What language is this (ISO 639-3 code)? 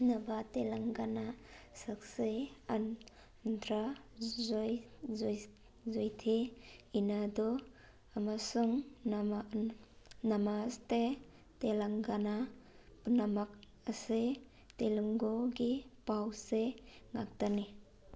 mni